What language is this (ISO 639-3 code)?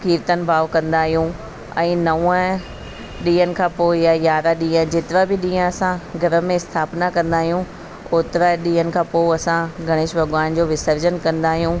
snd